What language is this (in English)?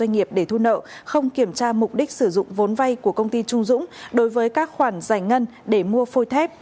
Vietnamese